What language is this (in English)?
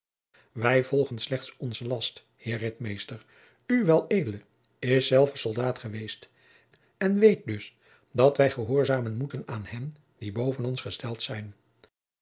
Dutch